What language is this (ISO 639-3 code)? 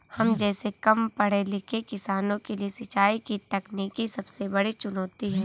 hin